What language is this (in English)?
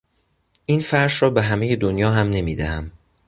Persian